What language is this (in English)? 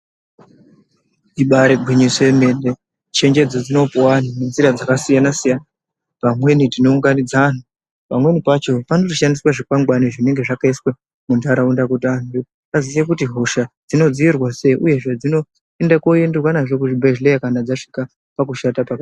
Ndau